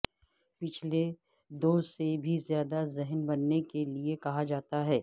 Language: Urdu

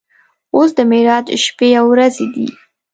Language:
Pashto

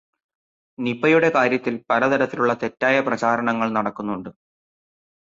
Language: Malayalam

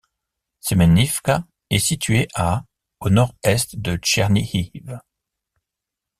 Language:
French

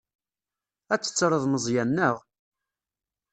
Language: Kabyle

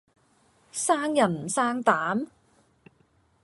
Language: Cantonese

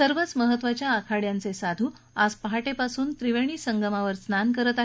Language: Marathi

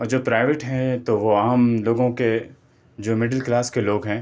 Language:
Urdu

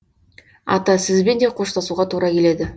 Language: Kazakh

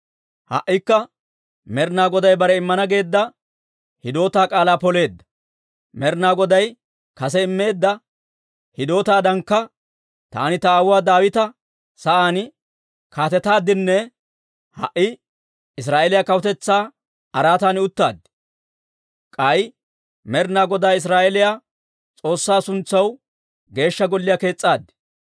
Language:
Dawro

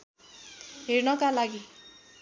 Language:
Nepali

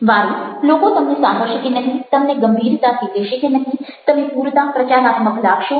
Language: Gujarati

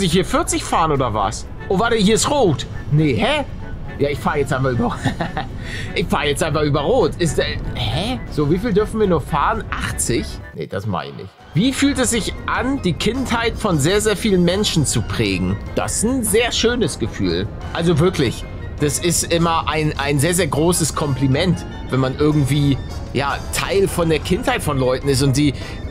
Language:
German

